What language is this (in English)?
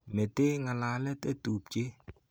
Kalenjin